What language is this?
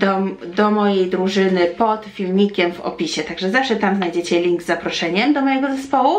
Polish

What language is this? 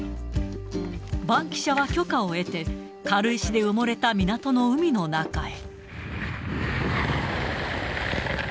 Japanese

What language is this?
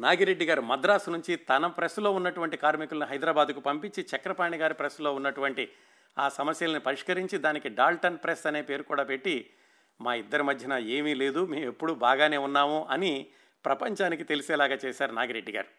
Telugu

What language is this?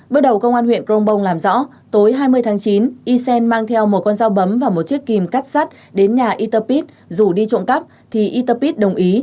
Vietnamese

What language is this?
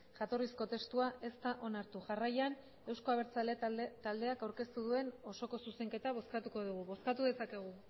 Basque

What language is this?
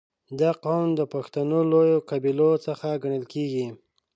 Pashto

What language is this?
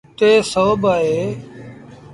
Sindhi Bhil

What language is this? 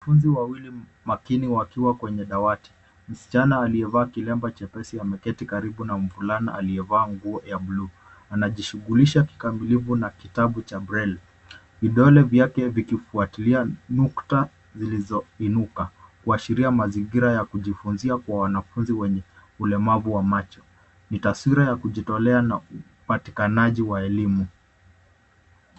Swahili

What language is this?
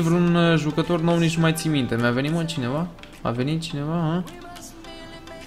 Romanian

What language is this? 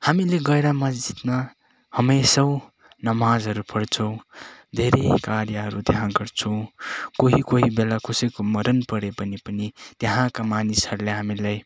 Nepali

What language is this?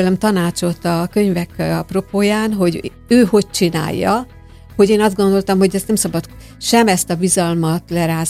Hungarian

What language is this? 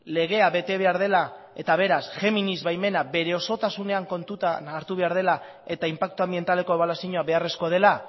Basque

